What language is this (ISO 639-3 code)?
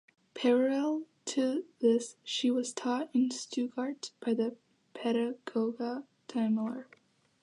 eng